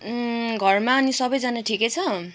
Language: Nepali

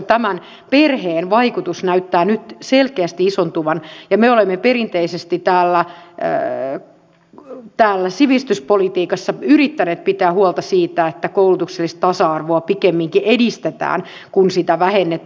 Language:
Finnish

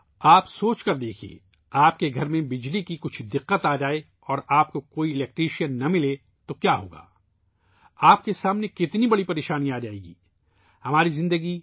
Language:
Urdu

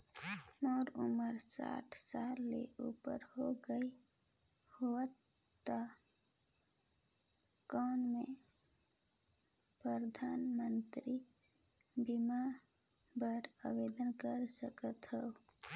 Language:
Chhattisgarhi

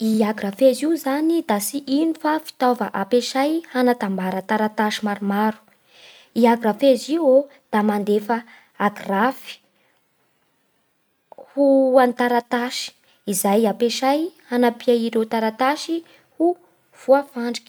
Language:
Bara Malagasy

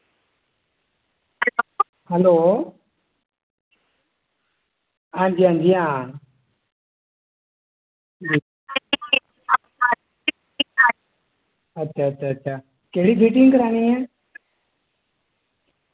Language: Dogri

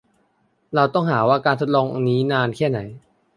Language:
Thai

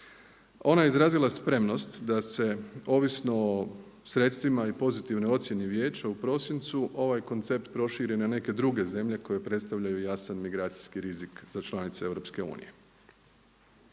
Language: Croatian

